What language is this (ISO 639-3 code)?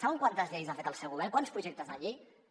cat